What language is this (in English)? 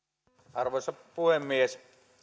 Finnish